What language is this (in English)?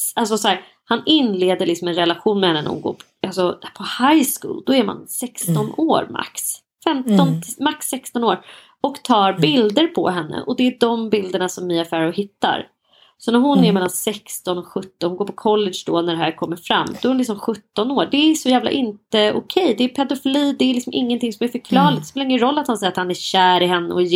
Swedish